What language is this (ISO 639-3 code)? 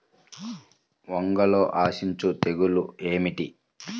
tel